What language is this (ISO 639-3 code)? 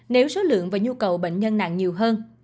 vie